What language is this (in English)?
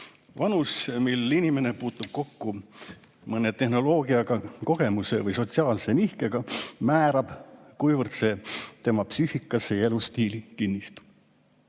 Estonian